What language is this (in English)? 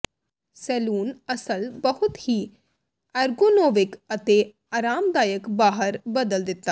Punjabi